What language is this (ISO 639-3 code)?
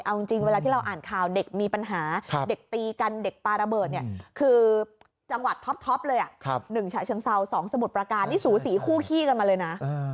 tha